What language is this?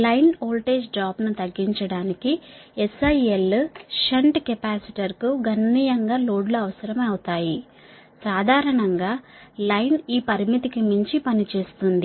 Telugu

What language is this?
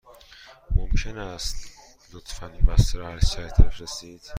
Persian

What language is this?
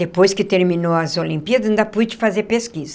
Portuguese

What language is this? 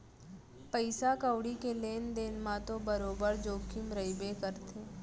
Chhattisgarhi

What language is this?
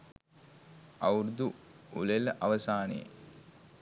Sinhala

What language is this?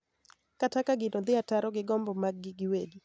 Luo (Kenya and Tanzania)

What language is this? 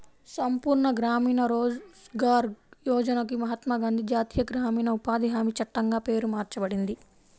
Telugu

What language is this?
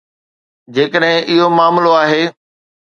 Sindhi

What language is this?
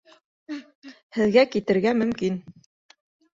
Bashkir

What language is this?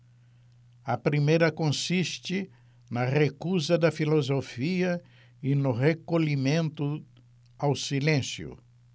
Portuguese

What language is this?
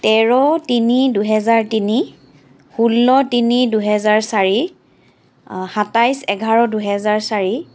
Assamese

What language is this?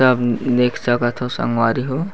Chhattisgarhi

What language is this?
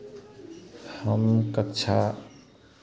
Hindi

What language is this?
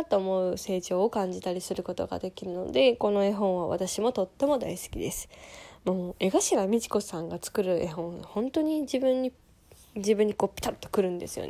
Japanese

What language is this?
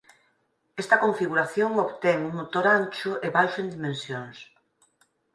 Galician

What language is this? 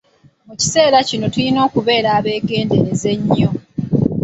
Ganda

